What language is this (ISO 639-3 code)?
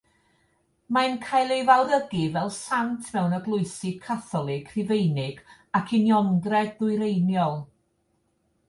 cym